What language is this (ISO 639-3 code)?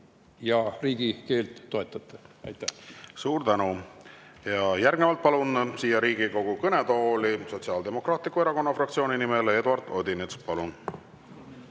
est